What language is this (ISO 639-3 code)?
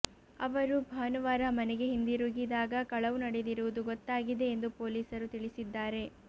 kan